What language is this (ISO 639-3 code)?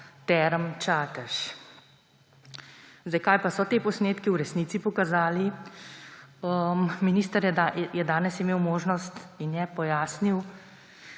slv